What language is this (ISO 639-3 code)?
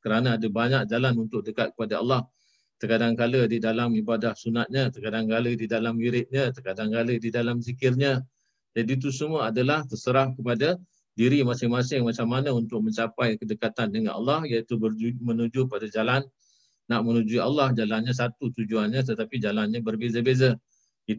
msa